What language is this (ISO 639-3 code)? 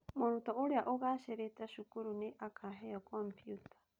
kik